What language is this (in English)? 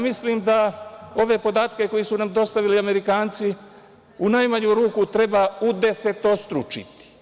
Serbian